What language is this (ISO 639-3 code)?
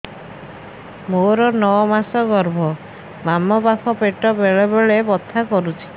ori